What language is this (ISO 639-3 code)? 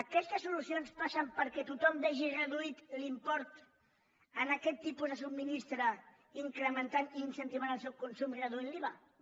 cat